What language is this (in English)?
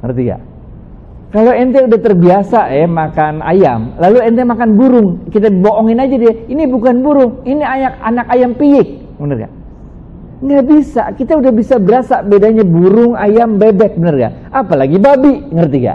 Indonesian